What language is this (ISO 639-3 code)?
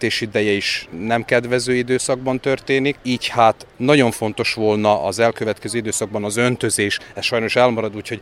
hun